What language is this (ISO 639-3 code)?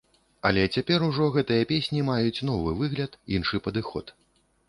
bel